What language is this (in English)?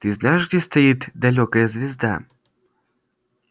Russian